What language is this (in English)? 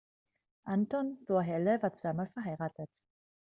German